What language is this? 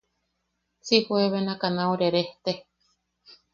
Yaqui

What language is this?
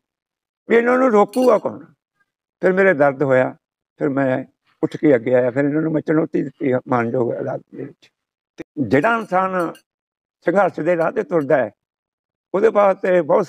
Punjabi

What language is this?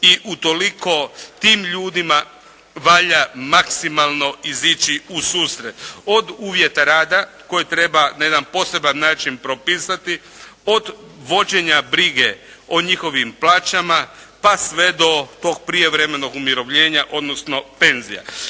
Croatian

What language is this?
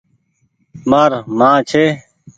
Goaria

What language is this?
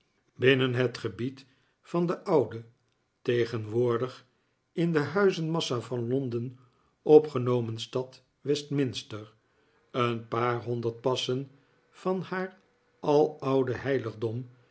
Dutch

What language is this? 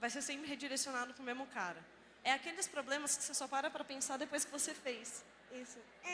Portuguese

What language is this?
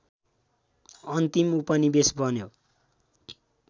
Nepali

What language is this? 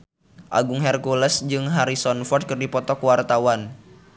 Sundanese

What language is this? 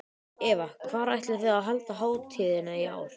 Icelandic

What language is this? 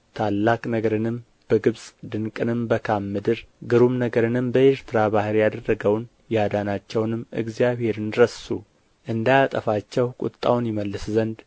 Amharic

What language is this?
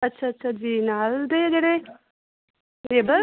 Punjabi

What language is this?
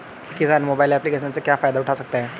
Hindi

